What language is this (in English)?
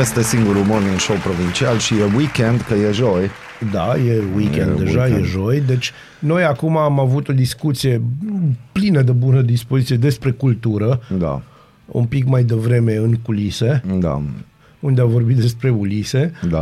Romanian